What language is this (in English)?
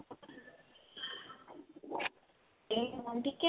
Punjabi